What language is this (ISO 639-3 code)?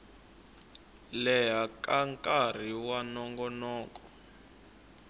tso